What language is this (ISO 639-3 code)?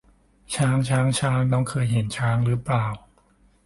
tha